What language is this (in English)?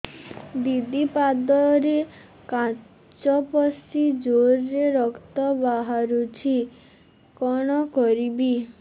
Odia